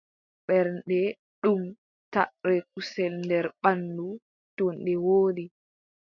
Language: Adamawa Fulfulde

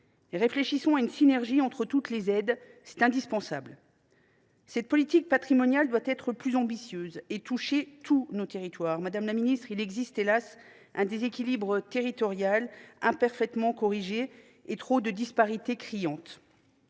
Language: French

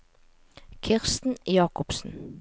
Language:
Norwegian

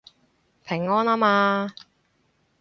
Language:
Cantonese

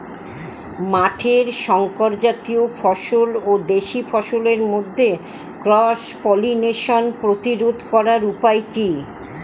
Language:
Bangla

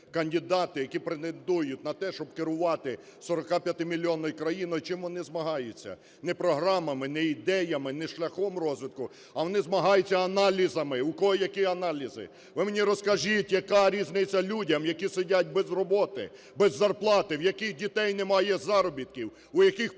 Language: Ukrainian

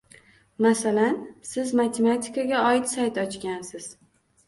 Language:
Uzbek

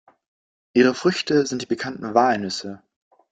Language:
German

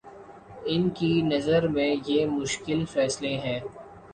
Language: Urdu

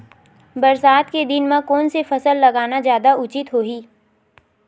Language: Chhattisgarhi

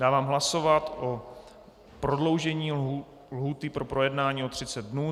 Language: Czech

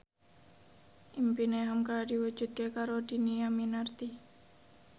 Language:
Javanese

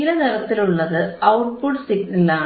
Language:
Malayalam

